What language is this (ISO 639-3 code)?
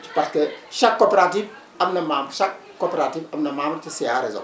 wol